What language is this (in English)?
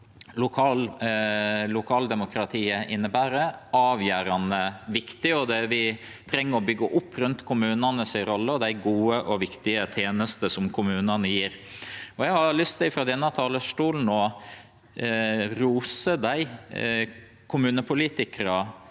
Norwegian